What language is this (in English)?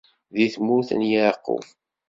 Kabyle